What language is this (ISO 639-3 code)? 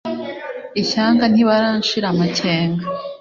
kin